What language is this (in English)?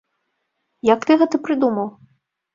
Belarusian